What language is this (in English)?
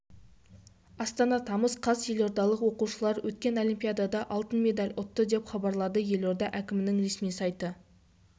Kazakh